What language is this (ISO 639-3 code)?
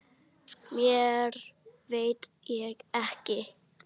isl